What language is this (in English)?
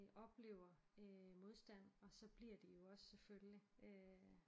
Danish